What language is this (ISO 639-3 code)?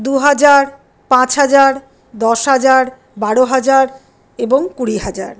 ben